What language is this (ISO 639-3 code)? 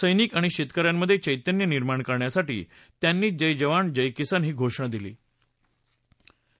mar